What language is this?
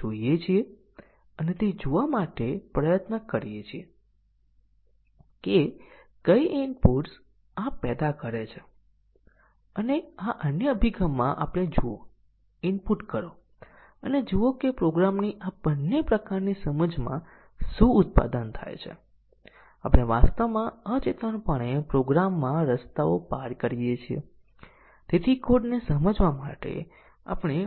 Gujarati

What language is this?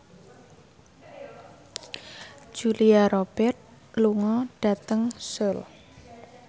Javanese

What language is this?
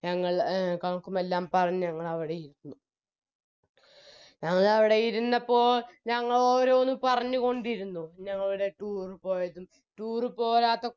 Malayalam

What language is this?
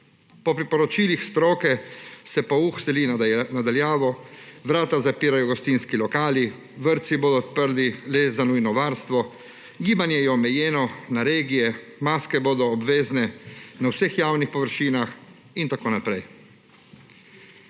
Slovenian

